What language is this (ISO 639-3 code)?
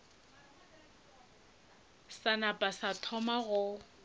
nso